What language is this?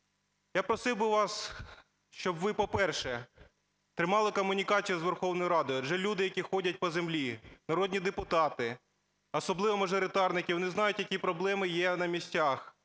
Ukrainian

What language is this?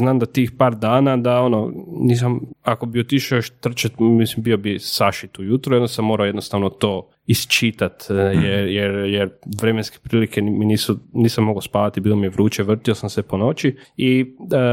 Croatian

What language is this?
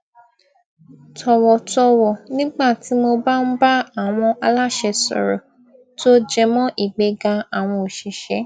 Yoruba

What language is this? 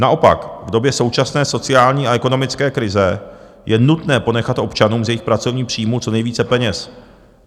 Czech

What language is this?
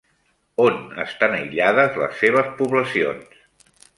Catalan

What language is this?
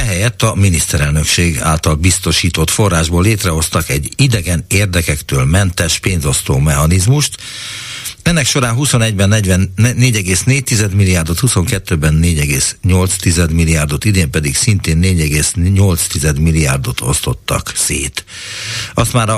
Hungarian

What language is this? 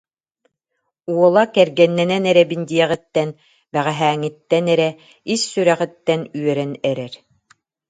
Yakut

